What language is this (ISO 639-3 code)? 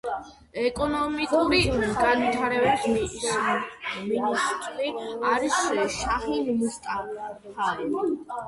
kat